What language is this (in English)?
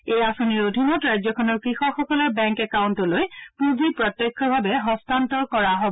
Assamese